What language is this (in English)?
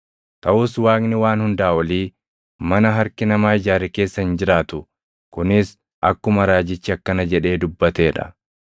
Oromo